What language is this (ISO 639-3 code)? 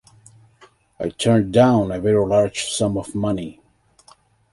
eng